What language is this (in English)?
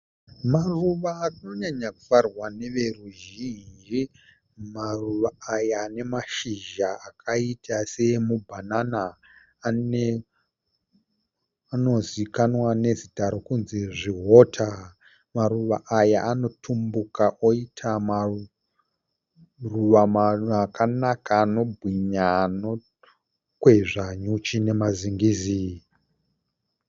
Shona